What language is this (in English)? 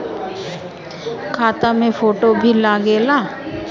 Bhojpuri